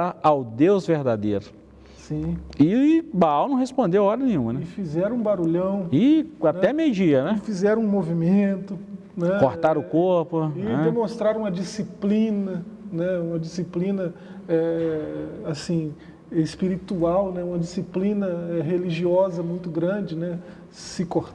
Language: Portuguese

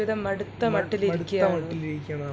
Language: Malayalam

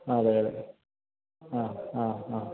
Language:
Malayalam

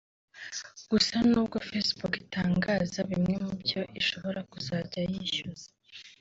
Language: Kinyarwanda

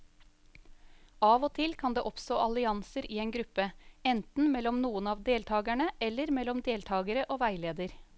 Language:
Norwegian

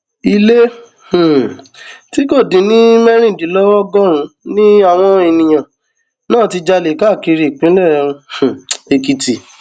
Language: Yoruba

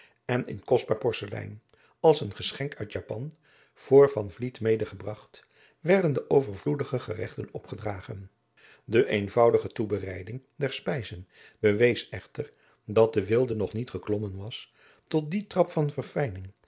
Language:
Dutch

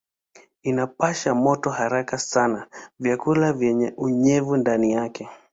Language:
Swahili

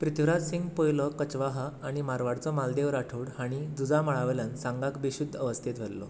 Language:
Konkani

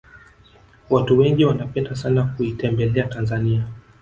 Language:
Swahili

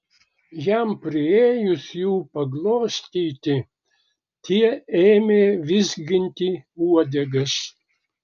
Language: Lithuanian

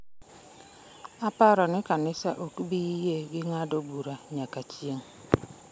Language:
Luo (Kenya and Tanzania)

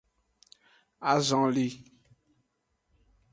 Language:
Aja (Benin)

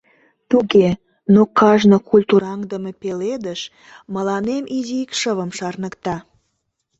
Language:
Mari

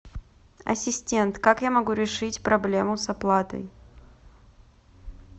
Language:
Russian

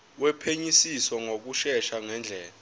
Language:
Zulu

